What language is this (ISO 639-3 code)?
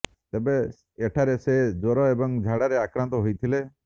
ori